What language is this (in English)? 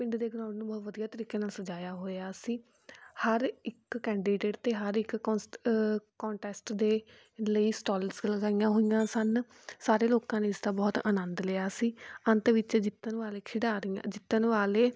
Punjabi